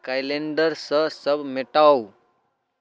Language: Maithili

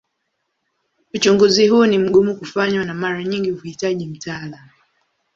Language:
Swahili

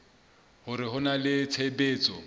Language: Southern Sotho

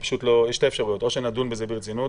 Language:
Hebrew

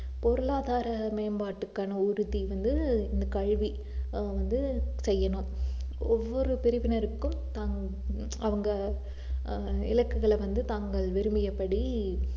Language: Tamil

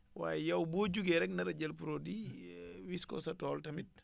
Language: Wolof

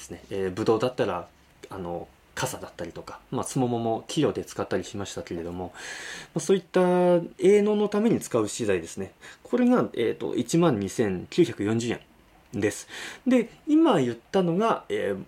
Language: Japanese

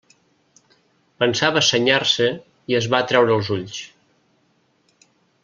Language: Catalan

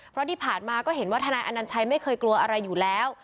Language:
Thai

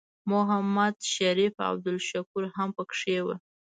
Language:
Pashto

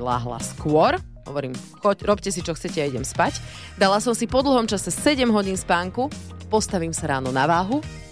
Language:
Slovak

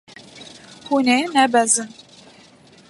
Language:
Kurdish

